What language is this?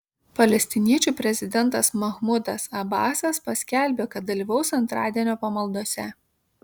Lithuanian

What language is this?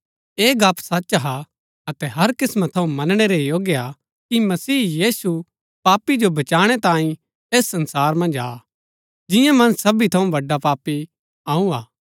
Gaddi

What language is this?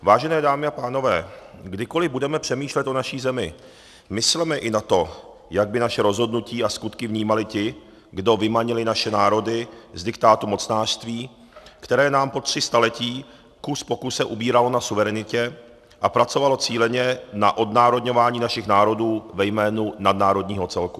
Czech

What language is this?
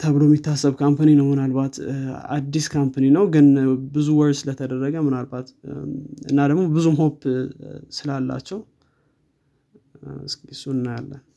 Amharic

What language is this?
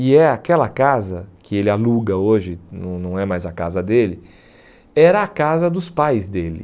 Portuguese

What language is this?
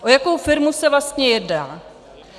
Czech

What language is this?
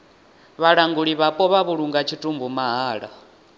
Venda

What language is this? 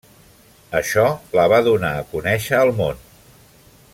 Catalan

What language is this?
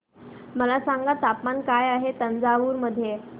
Marathi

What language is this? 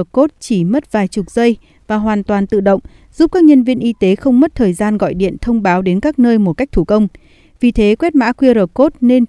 Vietnamese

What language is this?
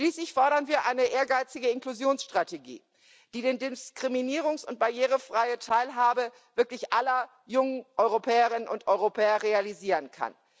German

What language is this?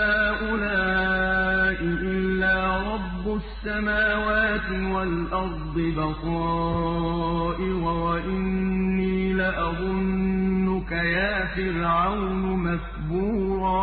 Arabic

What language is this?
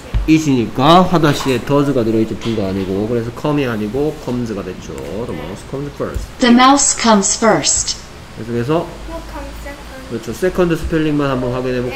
Korean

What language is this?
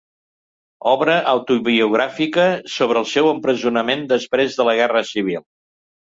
Catalan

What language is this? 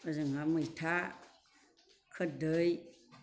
Bodo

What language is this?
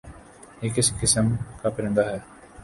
Urdu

